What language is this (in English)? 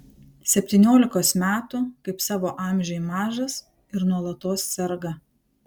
Lithuanian